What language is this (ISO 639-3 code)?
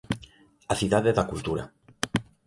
glg